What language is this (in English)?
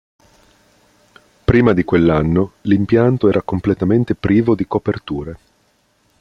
Italian